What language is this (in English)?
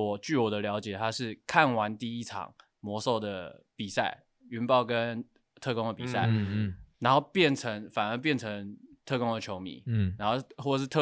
Chinese